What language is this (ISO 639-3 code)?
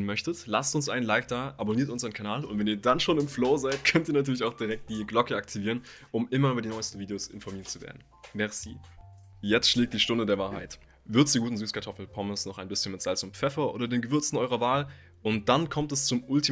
deu